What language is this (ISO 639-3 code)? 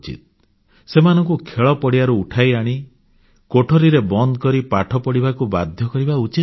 ori